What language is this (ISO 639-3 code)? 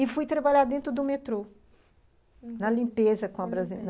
por